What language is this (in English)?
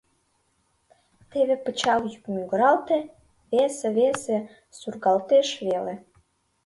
Mari